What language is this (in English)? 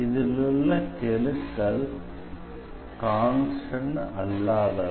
Tamil